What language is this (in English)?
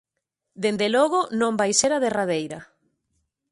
Galician